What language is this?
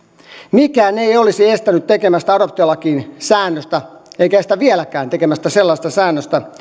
Finnish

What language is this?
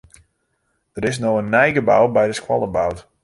Western Frisian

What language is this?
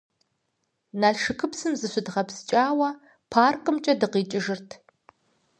Kabardian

